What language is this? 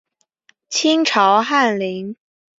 Chinese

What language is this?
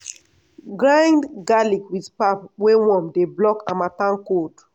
Nigerian Pidgin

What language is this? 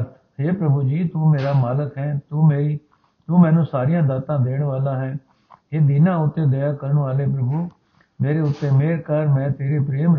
Punjabi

